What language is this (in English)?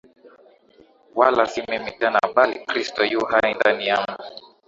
Swahili